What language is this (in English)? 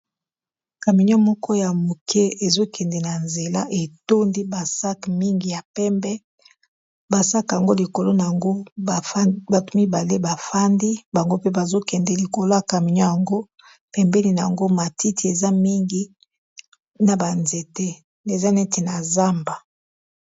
Lingala